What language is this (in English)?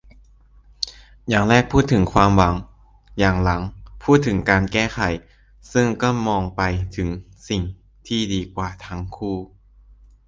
Thai